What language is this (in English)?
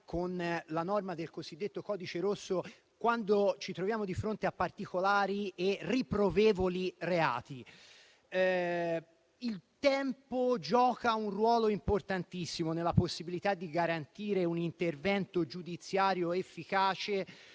Italian